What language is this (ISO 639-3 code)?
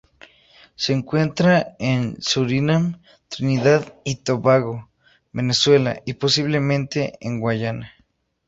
spa